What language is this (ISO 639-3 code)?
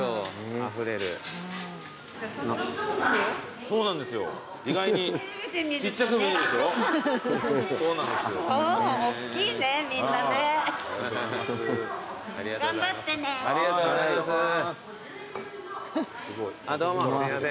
jpn